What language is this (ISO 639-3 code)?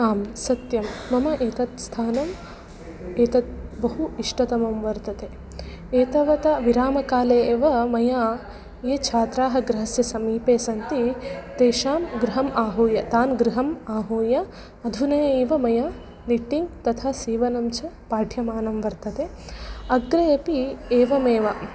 san